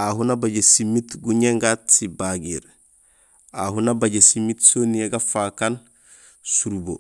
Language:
Gusilay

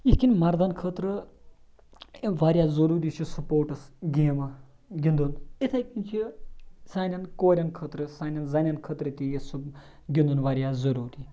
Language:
Kashmiri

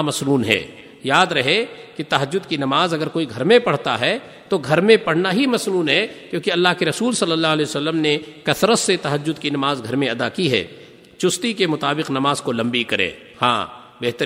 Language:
Urdu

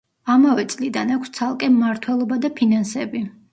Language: Georgian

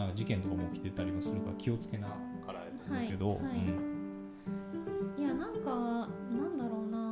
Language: Japanese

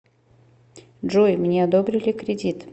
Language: Russian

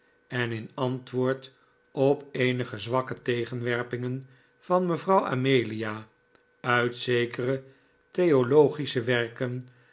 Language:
Dutch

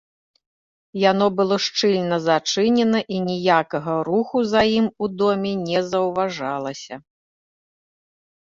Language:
Belarusian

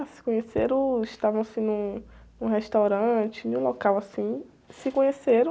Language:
Portuguese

